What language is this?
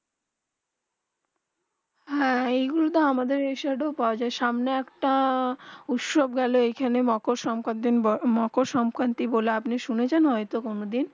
Bangla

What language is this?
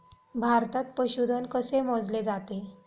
Marathi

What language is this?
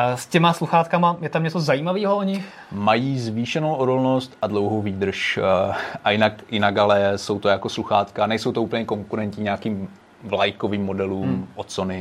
Czech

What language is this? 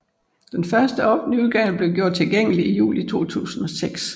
Danish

